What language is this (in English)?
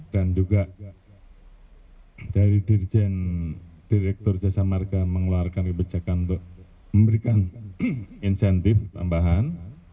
Indonesian